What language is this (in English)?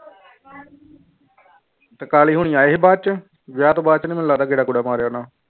Punjabi